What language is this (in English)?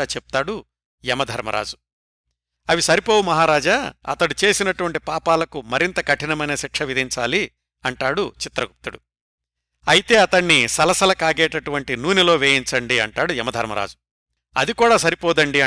Telugu